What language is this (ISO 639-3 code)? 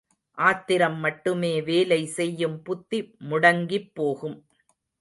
tam